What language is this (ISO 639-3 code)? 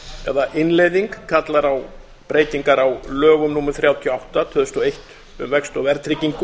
isl